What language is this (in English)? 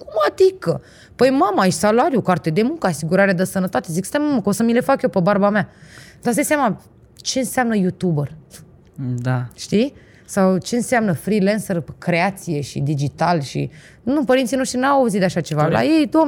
Romanian